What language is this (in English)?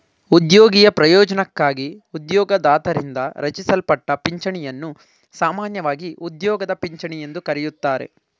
Kannada